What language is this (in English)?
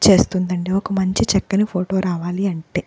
Telugu